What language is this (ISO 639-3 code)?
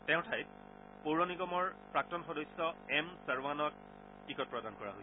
asm